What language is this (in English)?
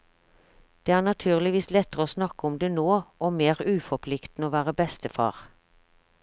Norwegian